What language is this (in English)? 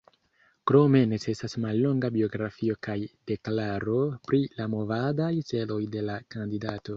Esperanto